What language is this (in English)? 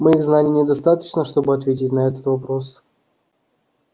Russian